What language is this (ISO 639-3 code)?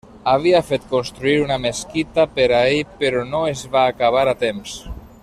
cat